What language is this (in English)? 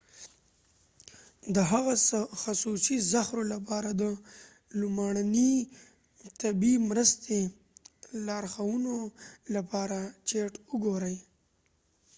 Pashto